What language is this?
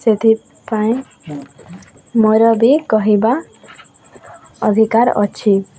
Odia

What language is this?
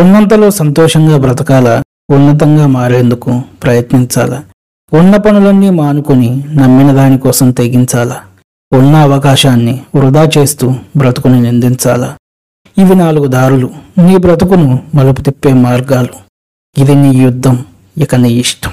Telugu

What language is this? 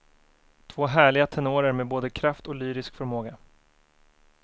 Swedish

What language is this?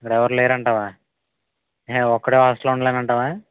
Telugu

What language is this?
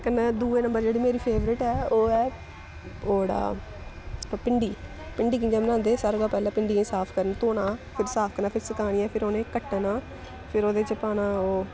Dogri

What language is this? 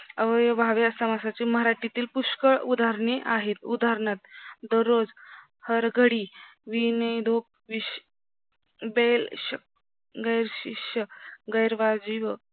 Marathi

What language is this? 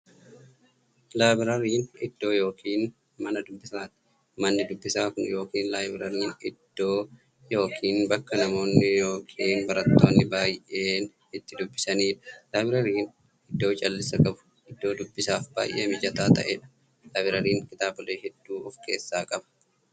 Oromo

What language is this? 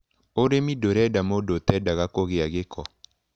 Kikuyu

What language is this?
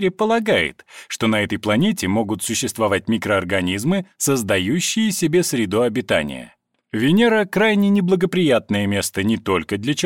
Russian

